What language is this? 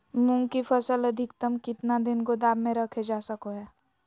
Magahi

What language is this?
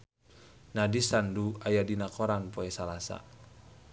Sundanese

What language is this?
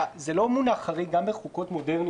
Hebrew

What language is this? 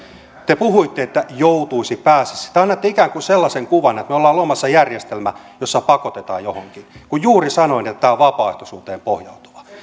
Finnish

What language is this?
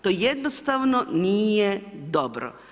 Croatian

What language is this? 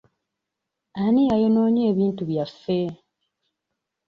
Ganda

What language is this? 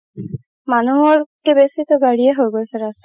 Assamese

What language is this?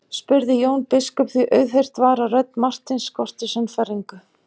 Icelandic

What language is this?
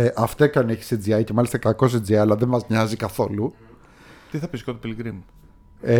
Greek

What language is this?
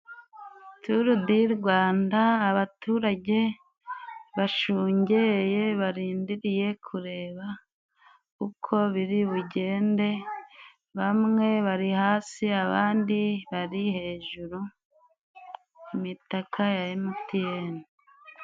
Kinyarwanda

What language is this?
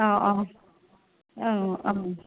Bodo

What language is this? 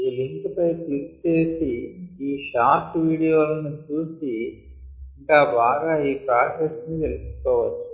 Telugu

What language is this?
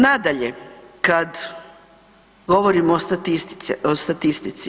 Croatian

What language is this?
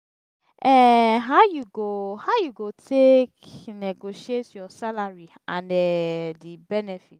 Nigerian Pidgin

